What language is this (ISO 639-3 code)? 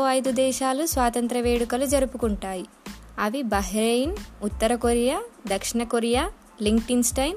tel